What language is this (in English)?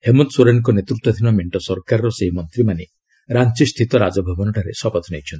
Odia